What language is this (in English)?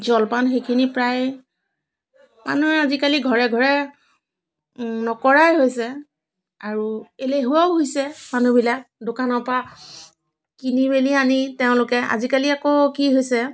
Assamese